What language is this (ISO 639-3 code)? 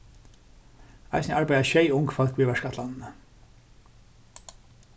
fao